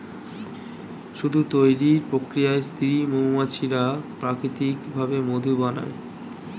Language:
Bangla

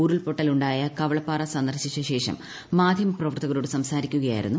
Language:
Malayalam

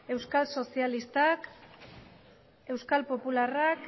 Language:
Basque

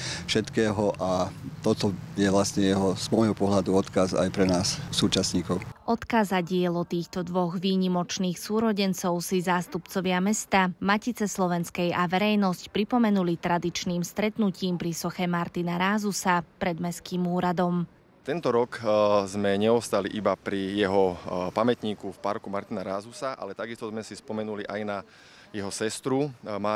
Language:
Slovak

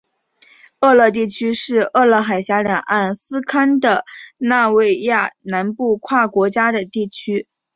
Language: Chinese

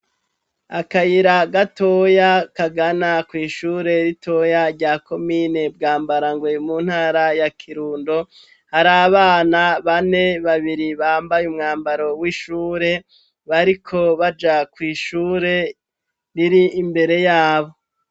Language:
Rundi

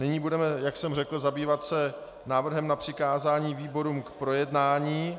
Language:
Czech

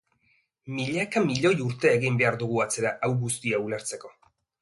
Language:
Basque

